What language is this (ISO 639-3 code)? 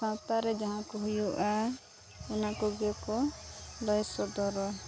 sat